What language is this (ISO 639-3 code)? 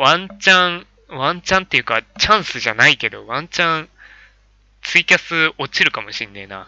jpn